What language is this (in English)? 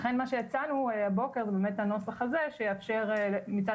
Hebrew